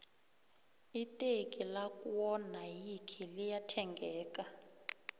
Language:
South Ndebele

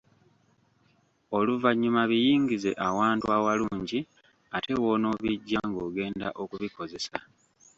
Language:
Ganda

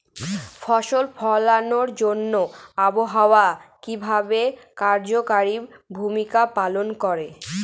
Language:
Bangla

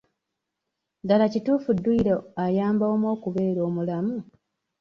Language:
Ganda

